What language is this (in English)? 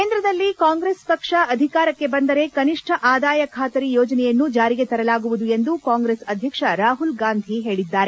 Kannada